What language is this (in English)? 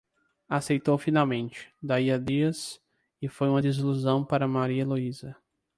Portuguese